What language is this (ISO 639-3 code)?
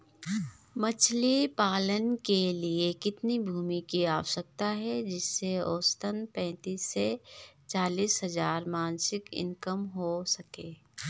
hin